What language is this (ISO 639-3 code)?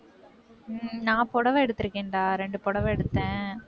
tam